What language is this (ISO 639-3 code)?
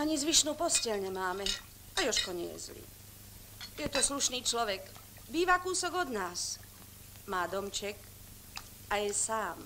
ces